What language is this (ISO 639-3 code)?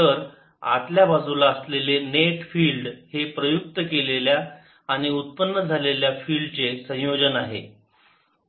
mar